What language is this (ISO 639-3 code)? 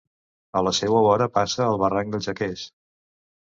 cat